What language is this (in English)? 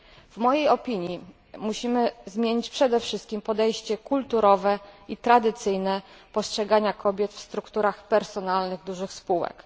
Polish